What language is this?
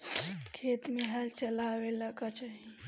Bhojpuri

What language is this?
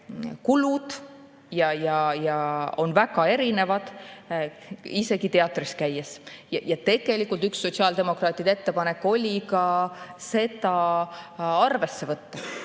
Estonian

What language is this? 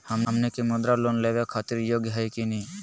Magahi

